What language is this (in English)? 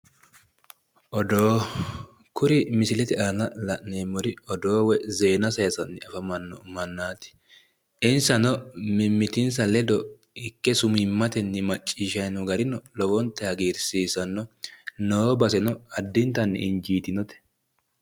Sidamo